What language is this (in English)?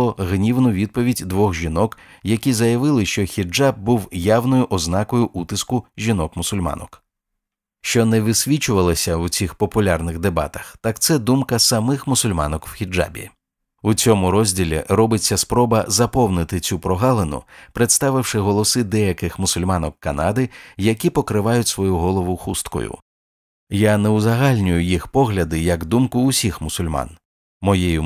Ukrainian